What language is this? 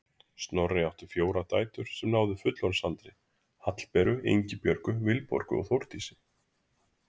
Icelandic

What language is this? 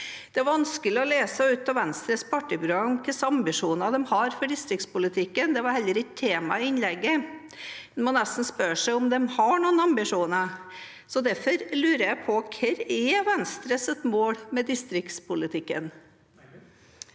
Norwegian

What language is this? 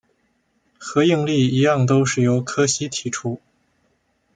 Chinese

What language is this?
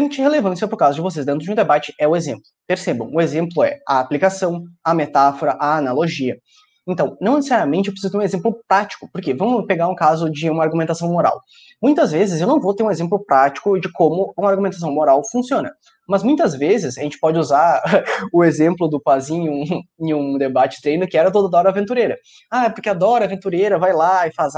Portuguese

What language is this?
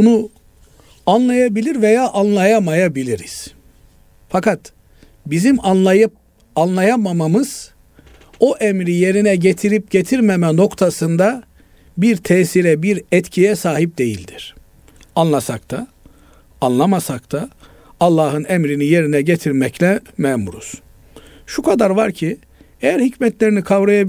Turkish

